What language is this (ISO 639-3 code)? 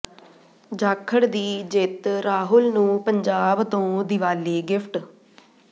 pan